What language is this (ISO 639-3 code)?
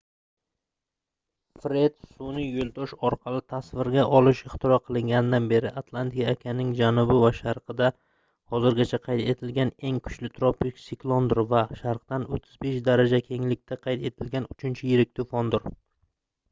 uzb